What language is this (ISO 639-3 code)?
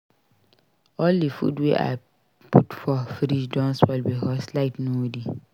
pcm